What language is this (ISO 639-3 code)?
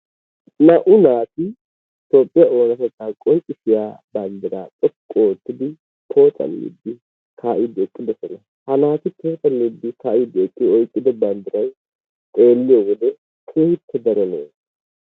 wal